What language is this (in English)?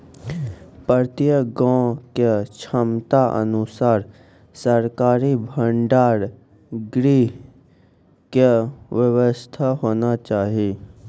Maithili